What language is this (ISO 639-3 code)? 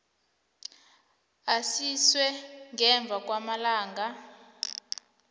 nbl